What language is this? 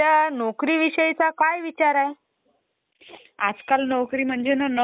Marathi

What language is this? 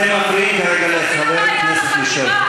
Hebrew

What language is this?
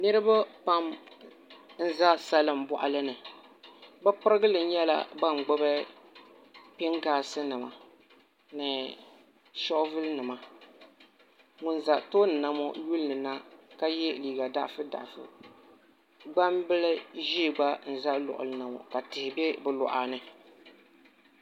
Dagbani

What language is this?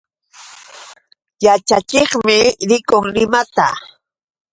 Yauyos Quechua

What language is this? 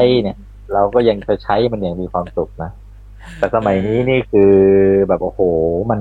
Thai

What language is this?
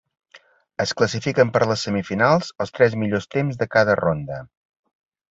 Catalan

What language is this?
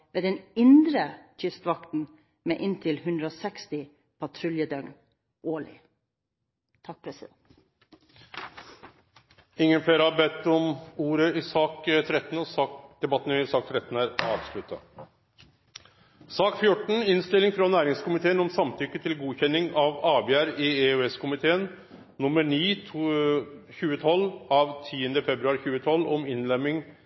Norwegian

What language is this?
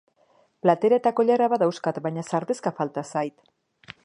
Basque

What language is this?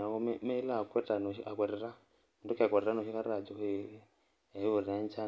Masai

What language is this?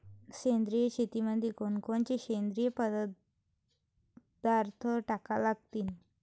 Marathi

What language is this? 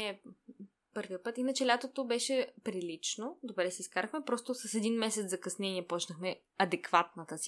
Bulgarian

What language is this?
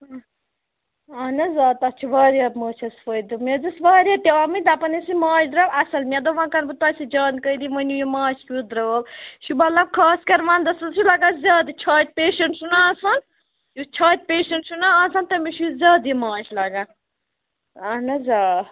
Kashmiri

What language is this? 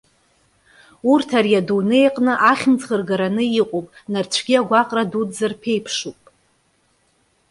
Abkhazian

